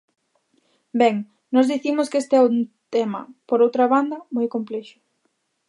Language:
Galician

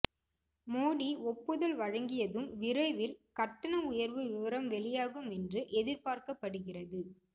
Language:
Tamil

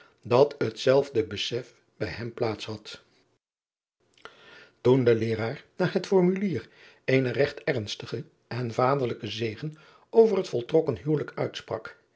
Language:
Dutch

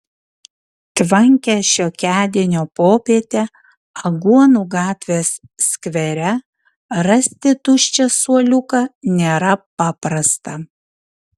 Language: Lithuanian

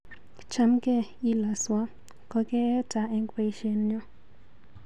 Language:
Kalenjin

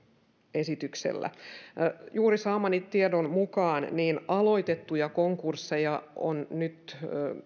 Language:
Finnish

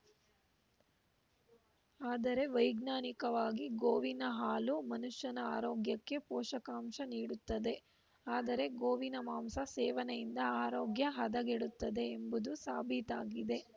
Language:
Kannada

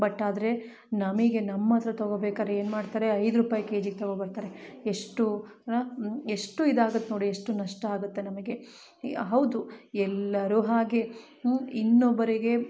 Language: Kannada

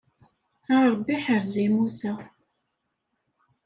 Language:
Kabyle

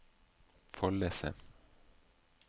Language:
Norwegian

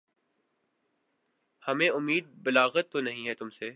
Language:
Urdu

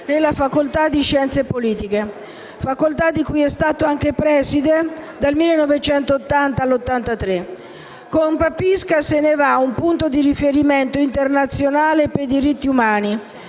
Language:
Italian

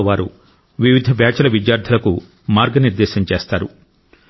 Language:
Telugu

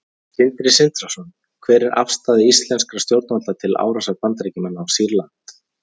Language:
Icelandic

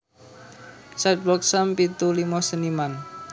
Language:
Javanese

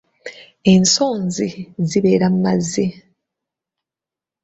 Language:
Ganda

